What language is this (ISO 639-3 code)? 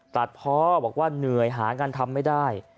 tha